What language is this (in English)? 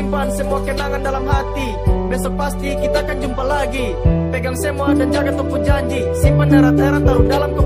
Indonesian